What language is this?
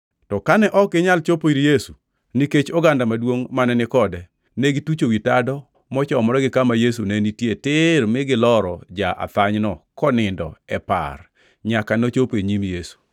Luo (Kenya and Tanzania)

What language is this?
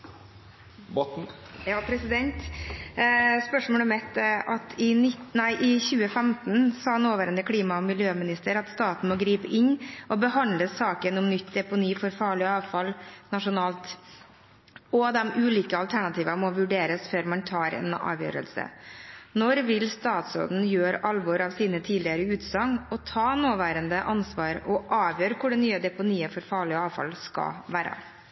Norwegian Bokmål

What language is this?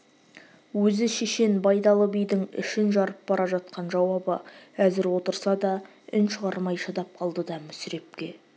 Kazakh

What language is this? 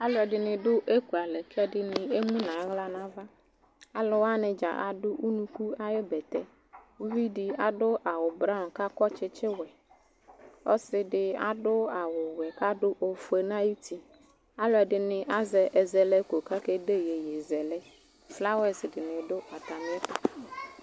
Ikposo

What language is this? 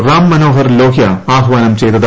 Malayalam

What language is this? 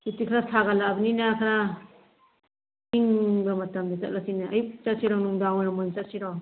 Manipuri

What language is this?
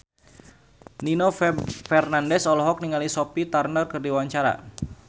Sundanese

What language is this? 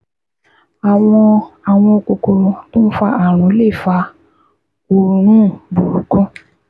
Yoruba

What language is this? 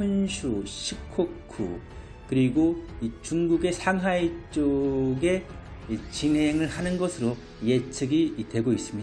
Korean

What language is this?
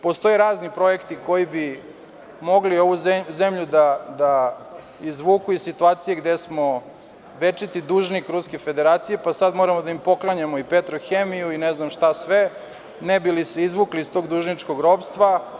Serbian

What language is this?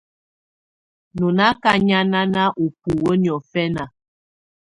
Tunen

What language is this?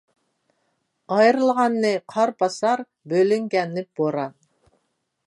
Uyghur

